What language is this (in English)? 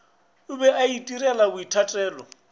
Northern Sotho